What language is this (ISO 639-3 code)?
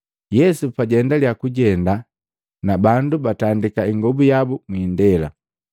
mgv